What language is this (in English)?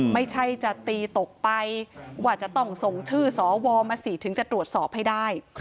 Thai